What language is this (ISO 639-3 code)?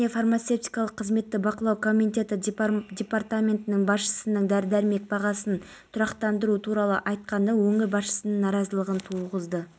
kaz